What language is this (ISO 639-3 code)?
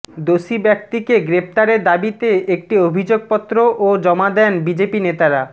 ben